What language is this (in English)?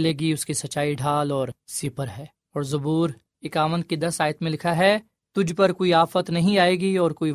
Urdu